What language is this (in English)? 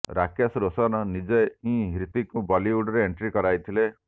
Odia